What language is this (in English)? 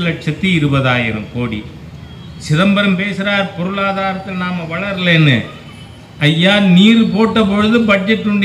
Tamil